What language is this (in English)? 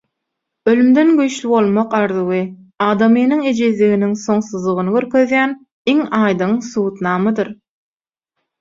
Turkmen